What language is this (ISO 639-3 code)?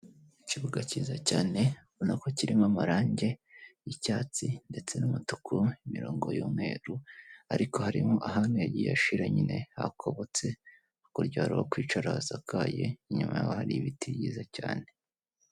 kin